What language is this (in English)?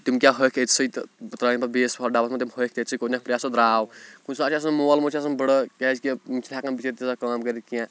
Kashmiri